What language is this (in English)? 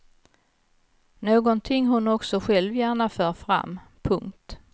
Swedish